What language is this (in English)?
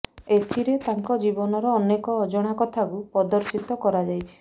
Odia